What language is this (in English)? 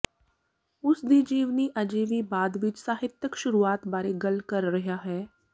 Punjabi